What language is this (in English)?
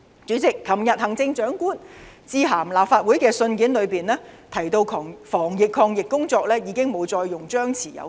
Cantonese